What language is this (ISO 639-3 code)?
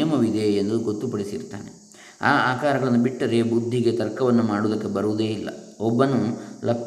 kan